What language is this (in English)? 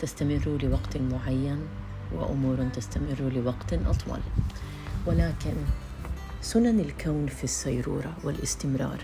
Arabic